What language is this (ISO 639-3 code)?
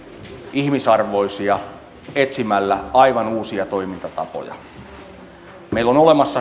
fin